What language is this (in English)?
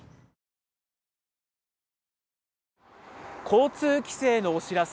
Japanese